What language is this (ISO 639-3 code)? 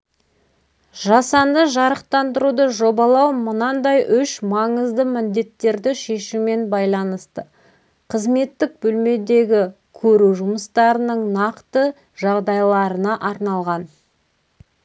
kaz